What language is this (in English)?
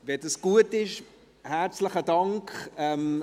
Swiss German